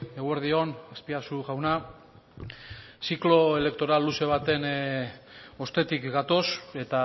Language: Basque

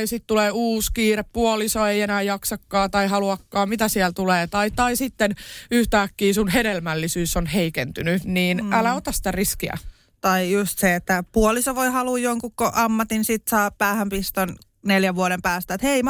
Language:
Finnish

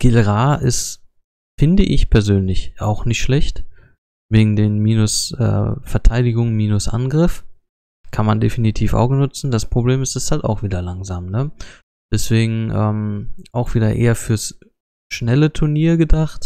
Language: German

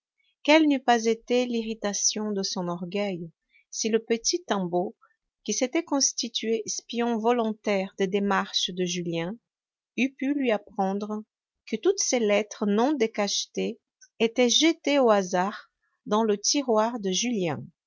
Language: French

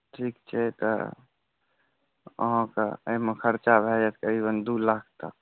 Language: Maithili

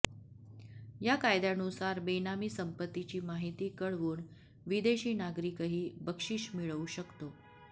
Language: Marathi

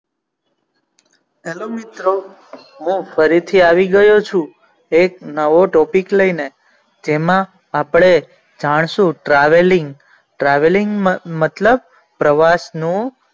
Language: Gujarati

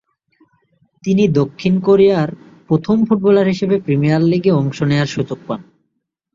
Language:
Bangla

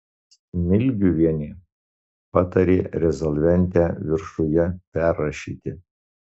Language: Lithuanian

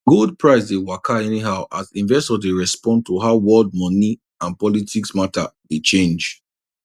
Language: Nigerian Pidgin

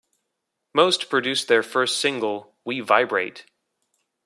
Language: English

